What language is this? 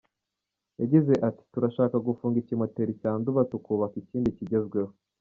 Kinyarwanda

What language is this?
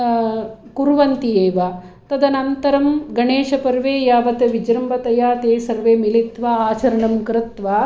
Sanskrit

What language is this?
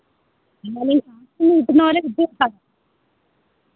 Malayalam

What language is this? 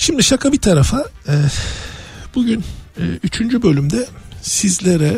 Turkish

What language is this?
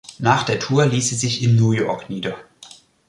German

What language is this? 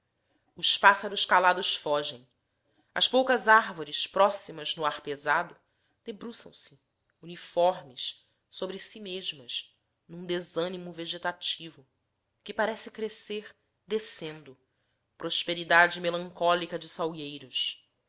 Portuguese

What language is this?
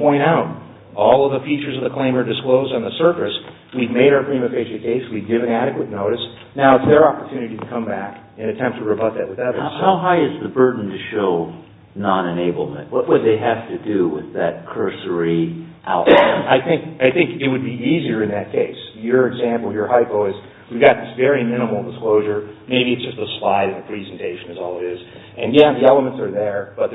English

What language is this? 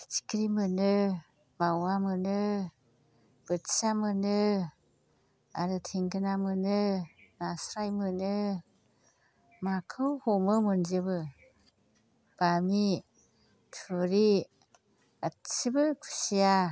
Bodo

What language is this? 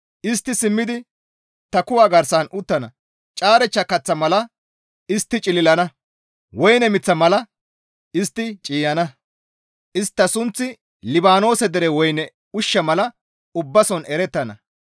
Gamo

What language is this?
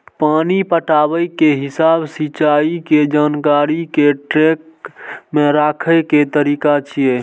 Maithili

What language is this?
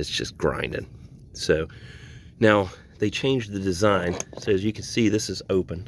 English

